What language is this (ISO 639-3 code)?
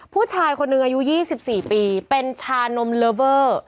tha